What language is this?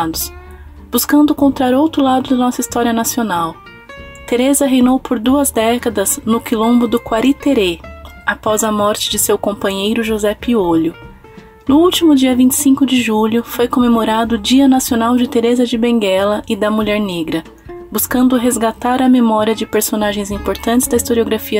Portuguese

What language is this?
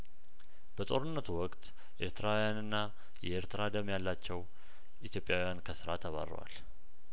Amharic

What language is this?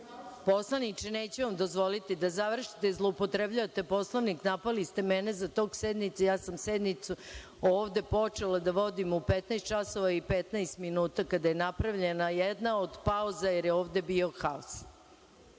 Serbian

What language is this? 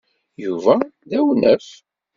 Kabyle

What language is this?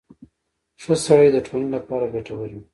Pashto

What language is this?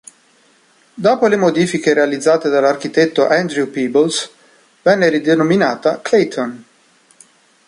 Italian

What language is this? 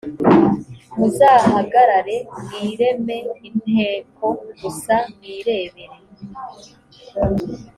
Kinyarwanda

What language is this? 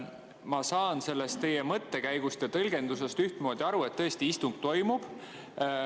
Estonian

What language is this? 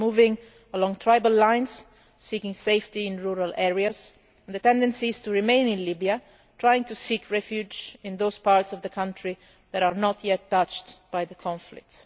English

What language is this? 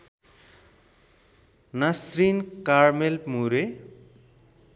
Nepali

